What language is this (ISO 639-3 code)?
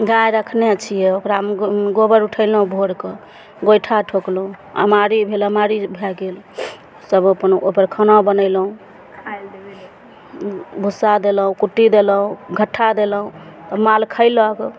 mai